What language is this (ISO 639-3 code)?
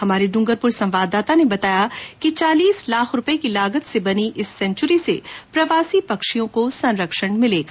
hin